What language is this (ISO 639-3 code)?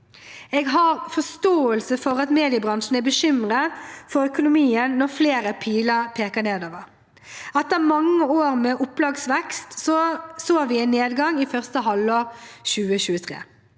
nor